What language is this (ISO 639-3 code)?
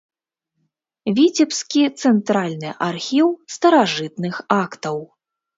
bel